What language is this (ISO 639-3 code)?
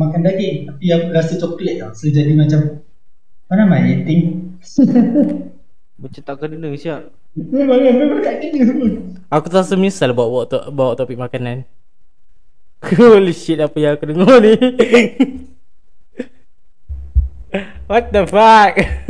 msa